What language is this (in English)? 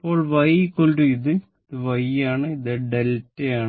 Malayalam